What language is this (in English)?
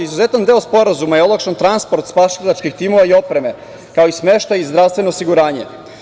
Serbian